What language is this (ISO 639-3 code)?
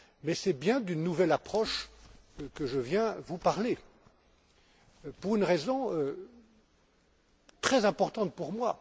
fra